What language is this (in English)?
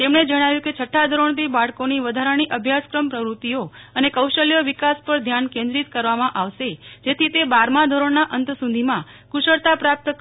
Gujarati